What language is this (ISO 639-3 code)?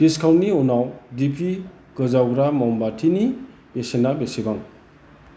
brx